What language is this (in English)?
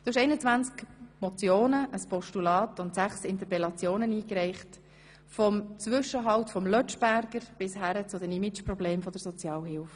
Swiss German